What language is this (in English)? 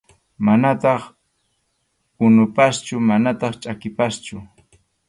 Arequipa-La Unión Quechua